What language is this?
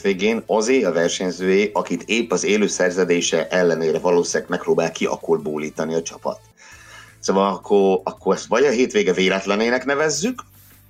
Hungarian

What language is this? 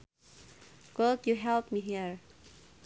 Sundanese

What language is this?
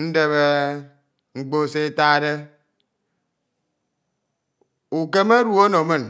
Ito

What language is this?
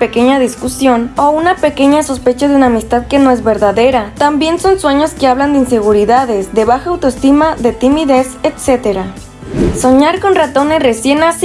Spanish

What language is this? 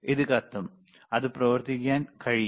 Malayalam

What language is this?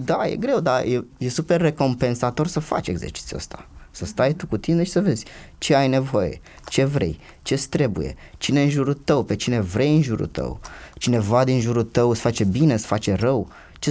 Romanian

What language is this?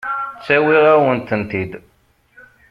Kabyle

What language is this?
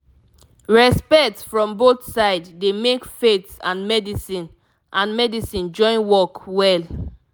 Nigerian Pidgin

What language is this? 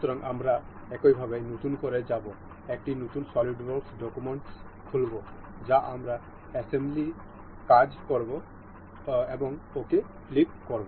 Bangla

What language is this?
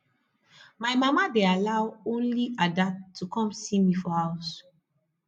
Nigerian Pidgin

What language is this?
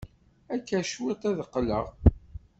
Kabyle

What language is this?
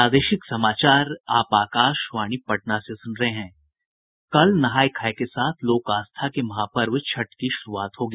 Hindi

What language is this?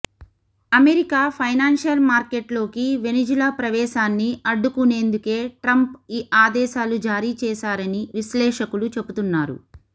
Telugu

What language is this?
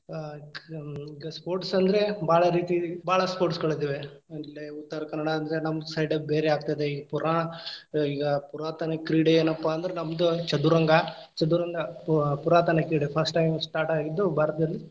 Kannada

